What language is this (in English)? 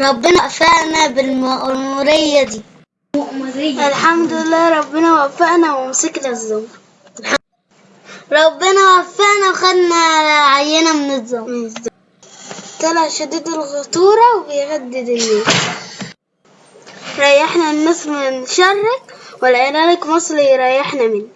Arabic